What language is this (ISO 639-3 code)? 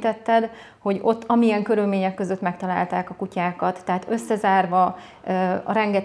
hun